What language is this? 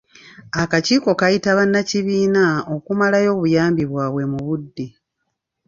Ganda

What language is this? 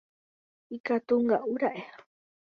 Guarani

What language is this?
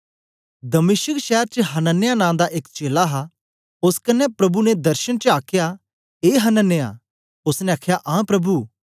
Dogri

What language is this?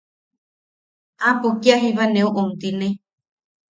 Yaqui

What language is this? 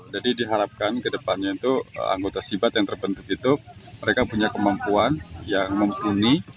Indonesian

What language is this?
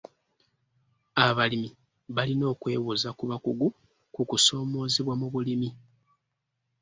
Ganda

